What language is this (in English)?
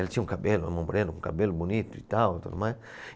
Portuguese